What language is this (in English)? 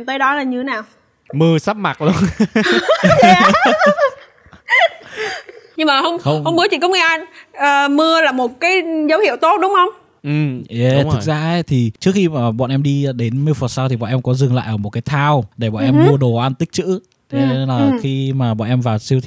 Vietnamese